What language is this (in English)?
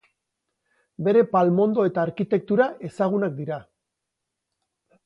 Basque